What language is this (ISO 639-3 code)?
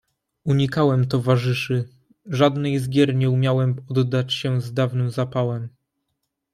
pol